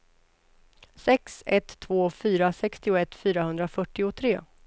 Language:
Swedish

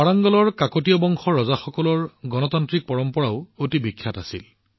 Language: Assamese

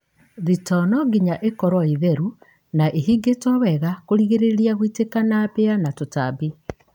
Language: Kikuyu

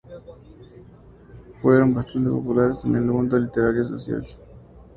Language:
Spanish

